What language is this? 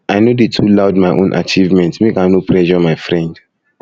Nigerian Pidgin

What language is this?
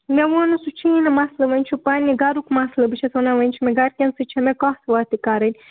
Kashmiri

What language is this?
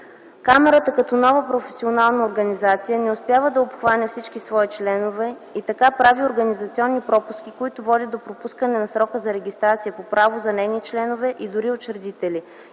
Bulgarian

